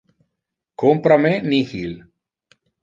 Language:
Interlingua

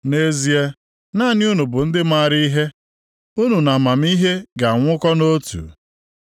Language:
Igbo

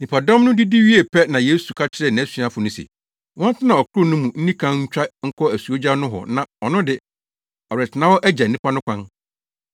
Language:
Akan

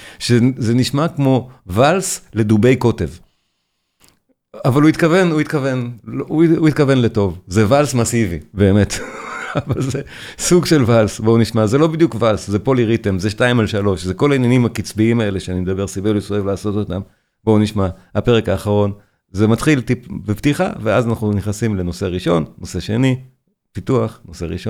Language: Hebrew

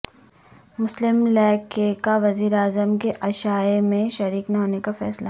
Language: Urdu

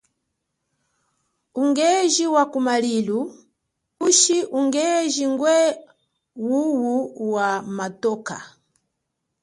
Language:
Chokwe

